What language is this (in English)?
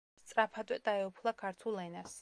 Georgian